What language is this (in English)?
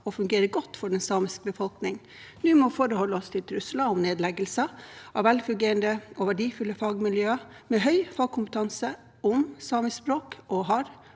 Norwegian